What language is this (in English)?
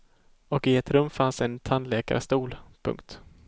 Swedish